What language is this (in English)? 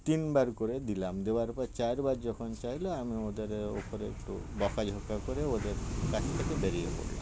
Bangla